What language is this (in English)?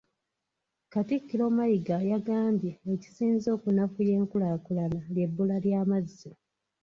Ganda